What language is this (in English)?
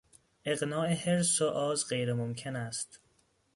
Persian